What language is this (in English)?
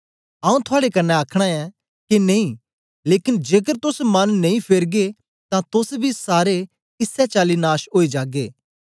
Dogri